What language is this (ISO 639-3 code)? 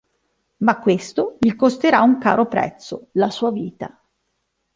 ita